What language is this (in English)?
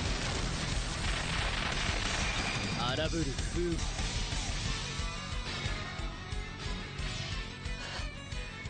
Japanese